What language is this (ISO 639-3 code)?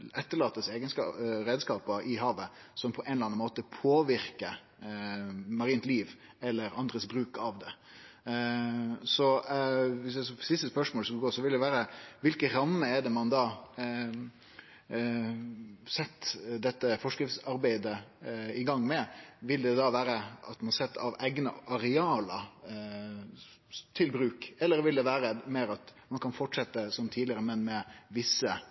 nno